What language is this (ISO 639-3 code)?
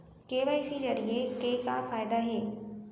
hne